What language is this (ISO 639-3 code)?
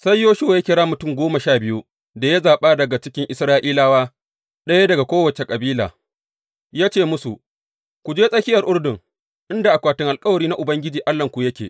hau